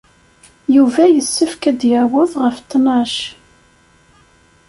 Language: Kabyle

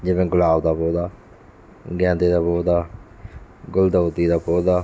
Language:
Punjabi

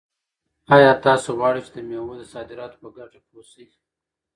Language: Pashto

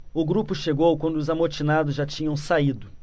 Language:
Portuguese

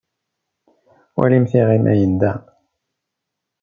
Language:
Kabyle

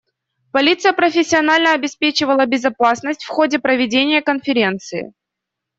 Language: Russian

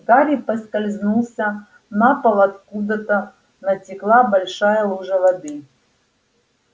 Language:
Russian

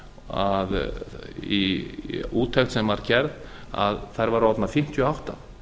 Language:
Icelandic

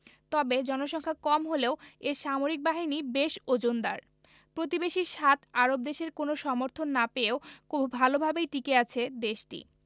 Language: Bangla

